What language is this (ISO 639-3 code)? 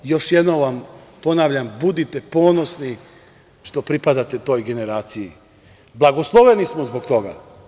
srp